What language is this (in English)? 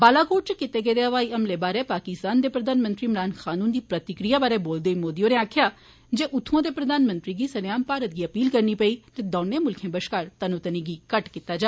Dogri